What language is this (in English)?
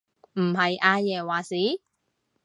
Cantonese